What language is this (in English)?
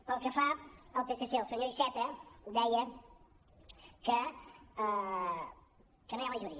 Catalan